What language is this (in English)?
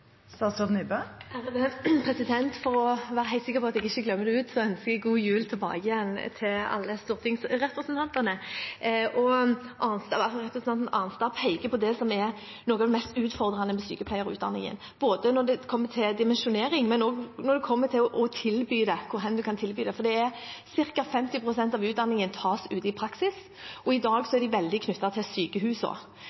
Norwegian Bokmål